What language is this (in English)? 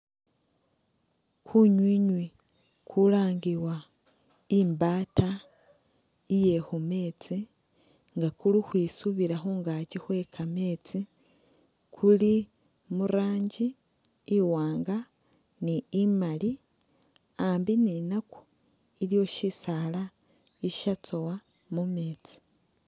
Masaaba